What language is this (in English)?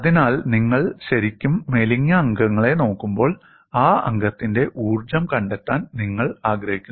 Malayalam